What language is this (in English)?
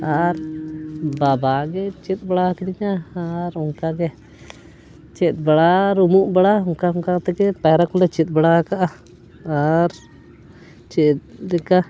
Santali